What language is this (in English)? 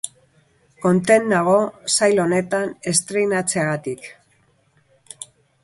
Basque